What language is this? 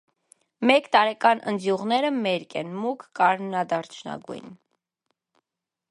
Armenian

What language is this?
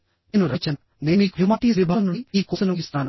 Telugu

